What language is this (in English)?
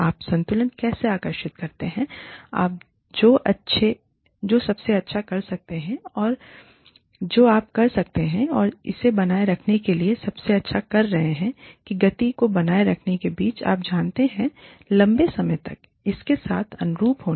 Hindi